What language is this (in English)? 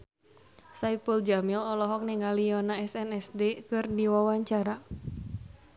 Sundanese